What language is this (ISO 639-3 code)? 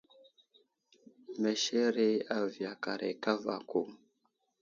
udl